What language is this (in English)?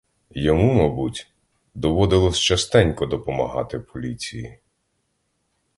Ukrainian